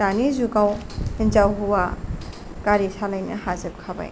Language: Bodo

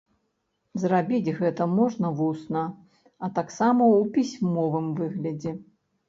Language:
Belarusian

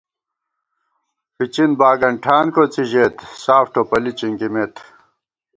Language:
Gawar-Bati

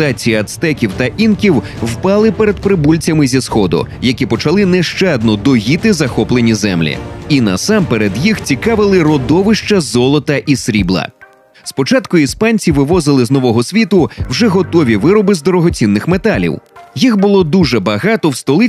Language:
Ukrainian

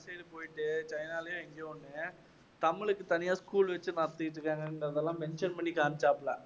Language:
Tamil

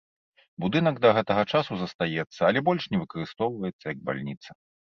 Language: Belarusian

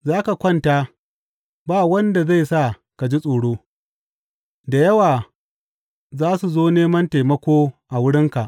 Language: Hausa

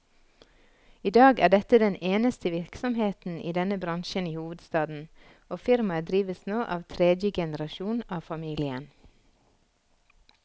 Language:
Norwegian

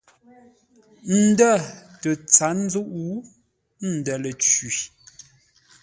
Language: Ngombale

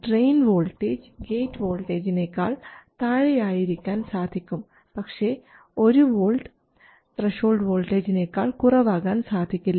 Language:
Malayalam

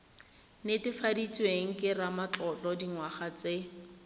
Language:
Tswana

